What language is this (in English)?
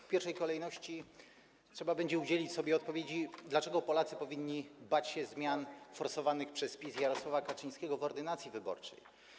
Polish